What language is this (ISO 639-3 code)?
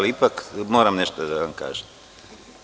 srp